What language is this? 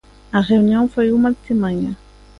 Galician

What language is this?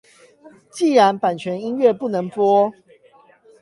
Chinese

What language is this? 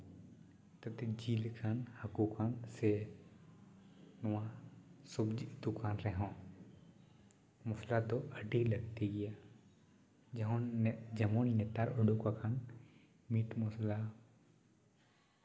Santali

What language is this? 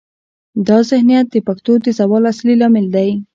Pashto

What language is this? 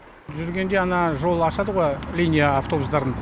Kazakh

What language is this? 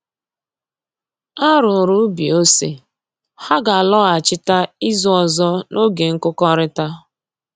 Igbo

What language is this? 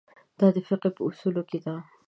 Pashto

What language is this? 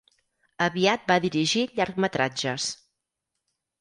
Catalan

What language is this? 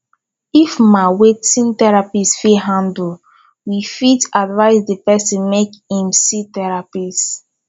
Nigerian Pidgin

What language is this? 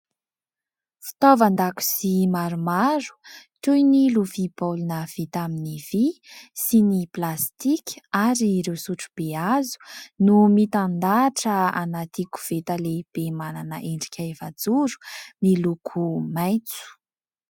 Malagasy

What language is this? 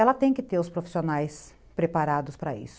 Portuguese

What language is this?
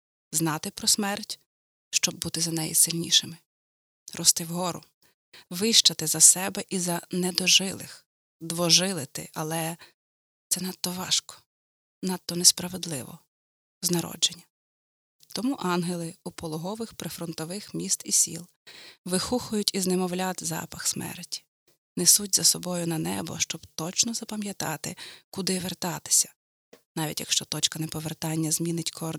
Ukrainian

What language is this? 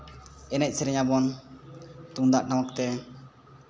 Santali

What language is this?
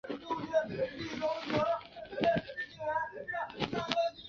Chinese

